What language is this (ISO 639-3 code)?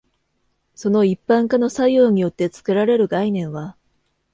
jpn